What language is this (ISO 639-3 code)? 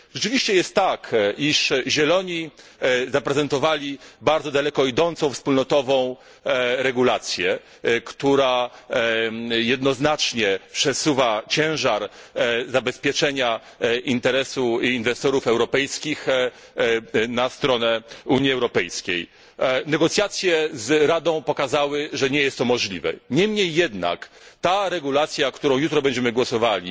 pol